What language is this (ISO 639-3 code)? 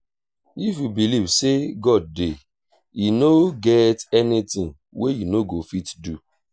pcm